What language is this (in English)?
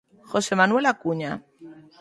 Galician